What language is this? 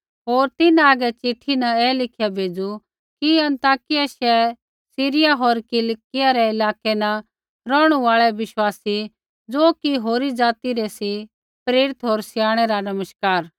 Kullu Pahari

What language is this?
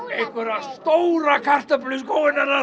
Icelandic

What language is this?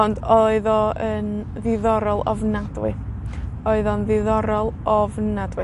Welsh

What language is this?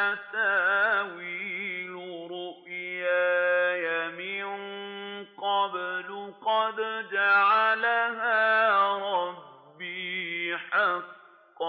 Arabic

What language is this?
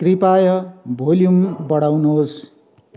Nepali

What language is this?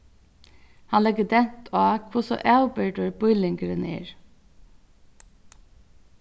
Faroese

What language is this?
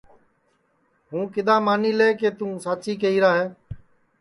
Sansi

